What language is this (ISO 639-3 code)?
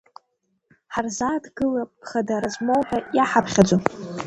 abk